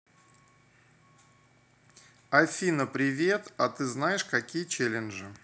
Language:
Russian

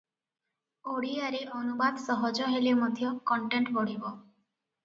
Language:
Odia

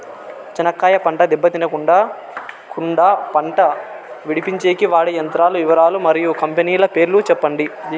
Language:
Telugu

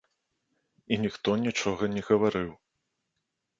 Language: Belarusian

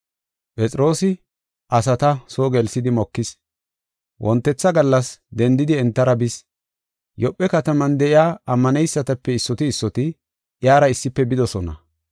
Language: Gofa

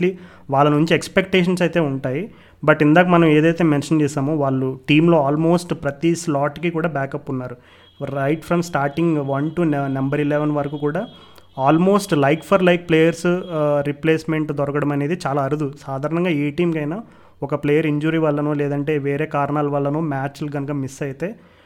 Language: Telugu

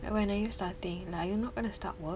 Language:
English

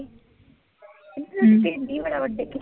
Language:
Punjabi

